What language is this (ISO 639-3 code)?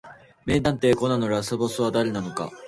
jpn